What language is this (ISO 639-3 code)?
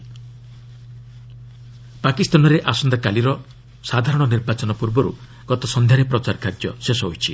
ori